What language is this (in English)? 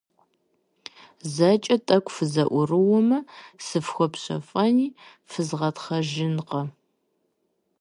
Kabardian